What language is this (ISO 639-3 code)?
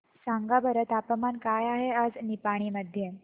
mar